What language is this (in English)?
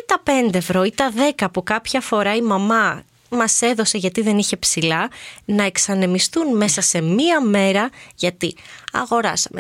Greek